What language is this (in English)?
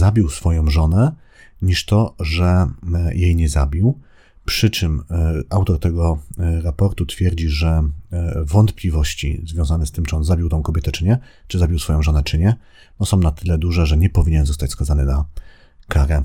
Polish